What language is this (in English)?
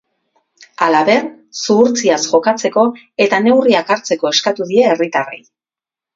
Basque